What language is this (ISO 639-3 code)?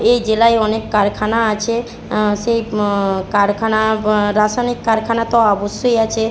ben